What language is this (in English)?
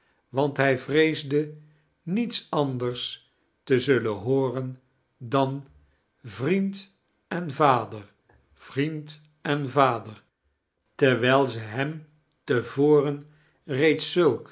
Dutch